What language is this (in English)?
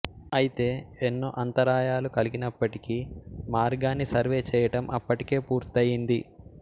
Telugu